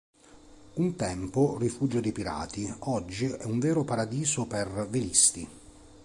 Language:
Italian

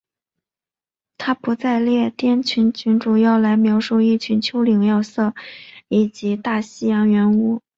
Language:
Chinese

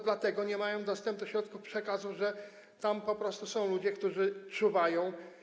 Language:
Polish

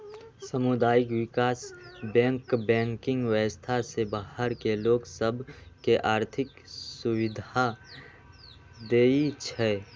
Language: Magahi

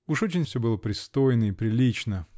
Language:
Russian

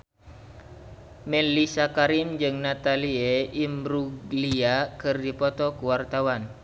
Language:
Sundanese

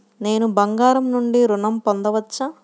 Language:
Telugu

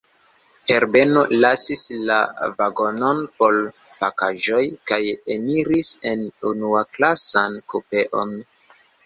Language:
Esperanto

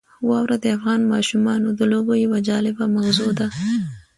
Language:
Pashto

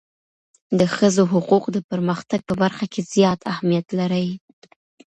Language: Pashto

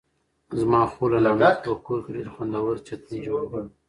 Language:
Pashto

